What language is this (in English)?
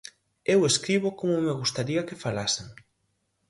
Galician